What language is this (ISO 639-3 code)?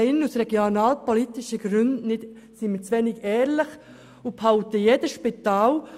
gsw